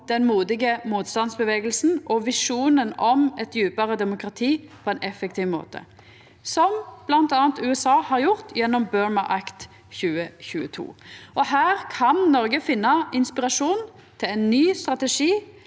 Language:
Norwegian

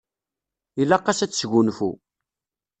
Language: Kabyle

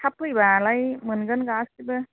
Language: Bodo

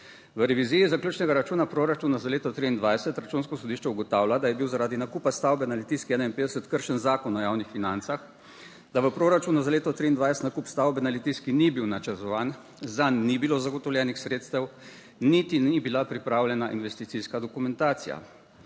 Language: Slovenian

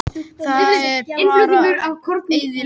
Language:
Icelandic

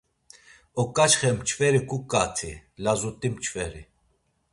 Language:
Laz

